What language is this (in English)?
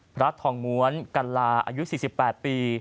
Thai